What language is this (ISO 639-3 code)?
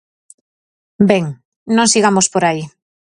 glg